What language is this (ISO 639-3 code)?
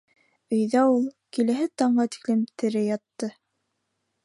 bak